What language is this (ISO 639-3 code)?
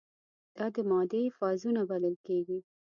pus